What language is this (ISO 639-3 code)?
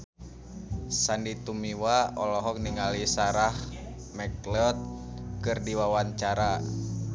sun